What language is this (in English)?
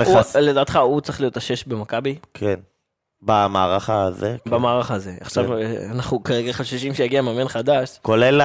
Hebrew